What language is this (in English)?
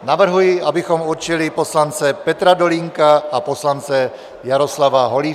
Czech